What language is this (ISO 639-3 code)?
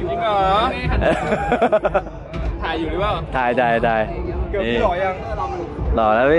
tha